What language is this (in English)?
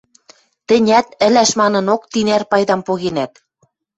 Western Mari